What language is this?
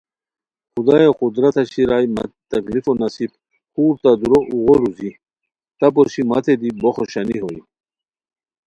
Khowar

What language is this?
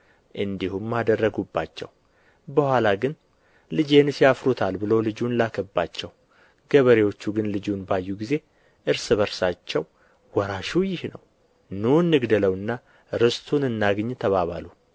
Amharic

